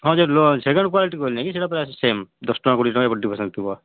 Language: Odia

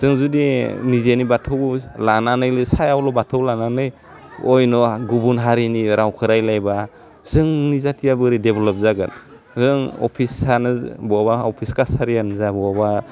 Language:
Bodo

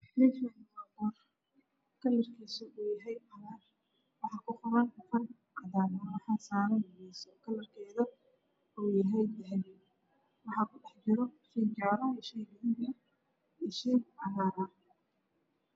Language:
Somali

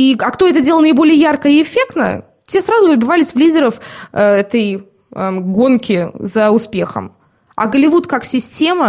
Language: Russian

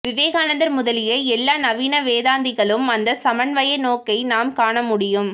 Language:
Tamil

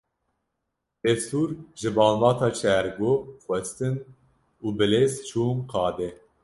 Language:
Kurdish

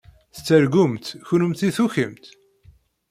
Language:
Kabyle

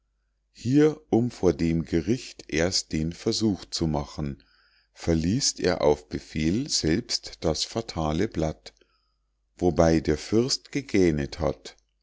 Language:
German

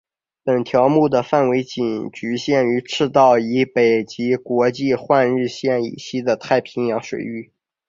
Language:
Chinese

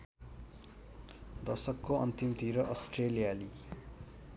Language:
Nepali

